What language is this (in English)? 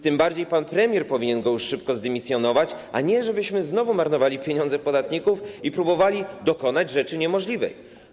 Polish